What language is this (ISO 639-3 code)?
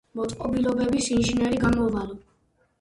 kat